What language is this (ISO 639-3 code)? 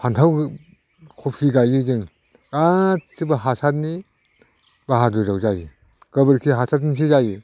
brx